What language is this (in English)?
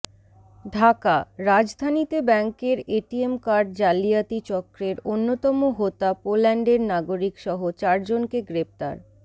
Bangla